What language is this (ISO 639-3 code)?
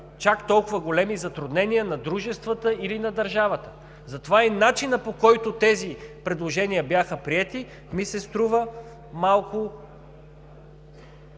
bul